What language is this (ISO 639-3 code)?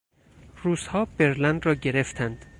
fas